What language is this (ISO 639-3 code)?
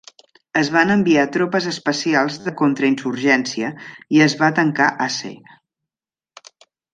cat